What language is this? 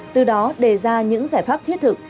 Vietnamese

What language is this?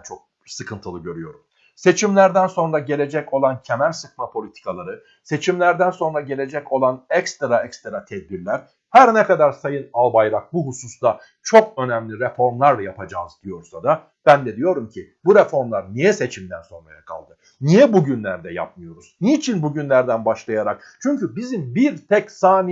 Turkish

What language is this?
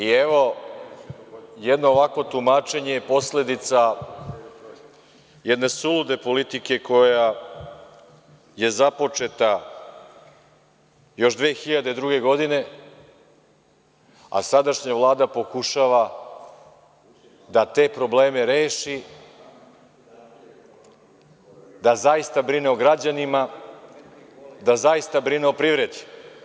Serbian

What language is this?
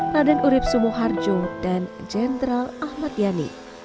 Indonesian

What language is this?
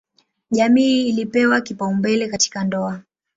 Swahili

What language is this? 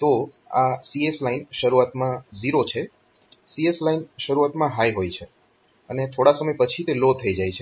Gujarati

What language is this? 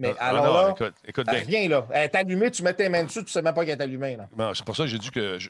French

